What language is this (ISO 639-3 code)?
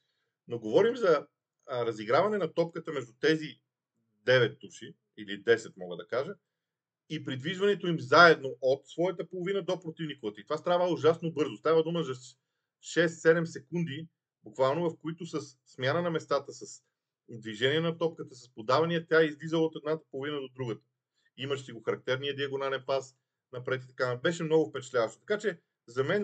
bul